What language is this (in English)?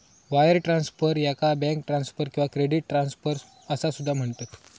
Marathi